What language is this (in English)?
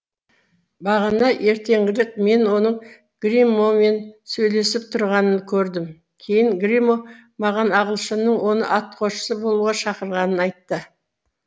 Kazakh